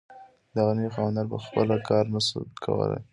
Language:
Pashto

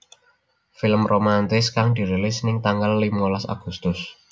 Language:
Javanese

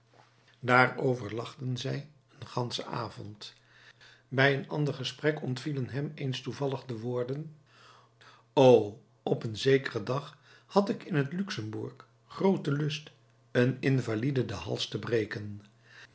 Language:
Dutch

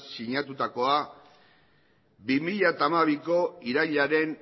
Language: Basque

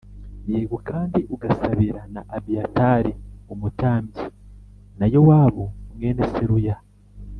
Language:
Kinyarwanda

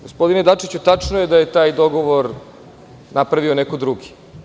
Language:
Serbian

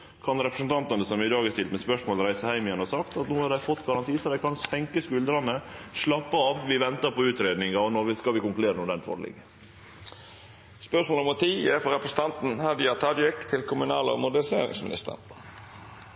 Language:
Norwegian Nynorsk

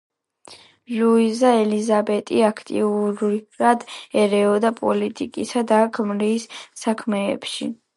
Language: Georgian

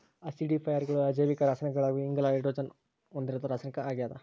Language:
Kannada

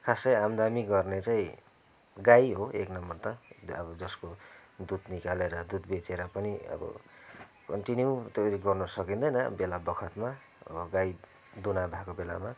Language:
Nepali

